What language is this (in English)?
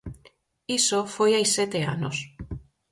Galician